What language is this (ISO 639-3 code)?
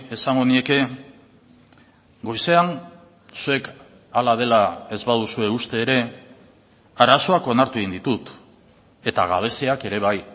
eus